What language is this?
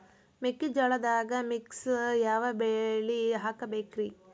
Kannada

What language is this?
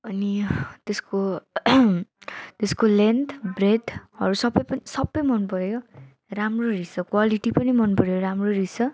Nepali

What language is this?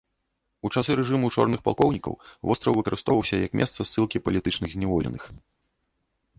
Belarusian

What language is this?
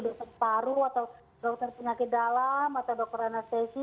Indonesian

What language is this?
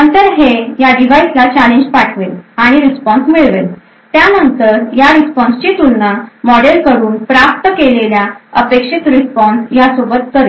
Marathi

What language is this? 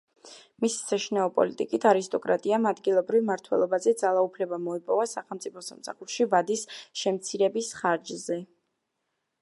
Georgian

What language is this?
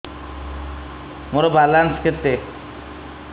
Odia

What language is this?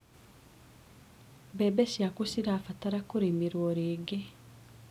Kikuyu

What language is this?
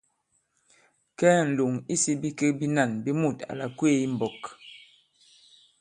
Bankon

